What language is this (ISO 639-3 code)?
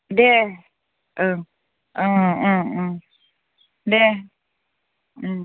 brx